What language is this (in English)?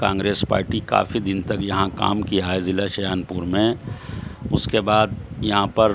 Urdu